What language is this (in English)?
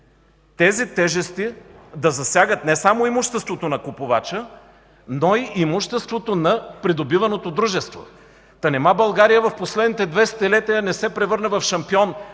Bulgarian